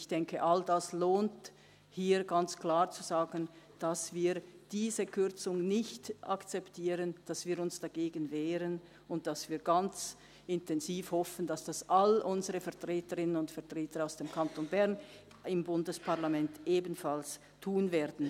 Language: Swiss German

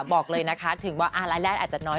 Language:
Thai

